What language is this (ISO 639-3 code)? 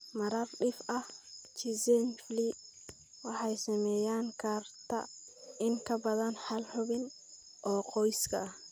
som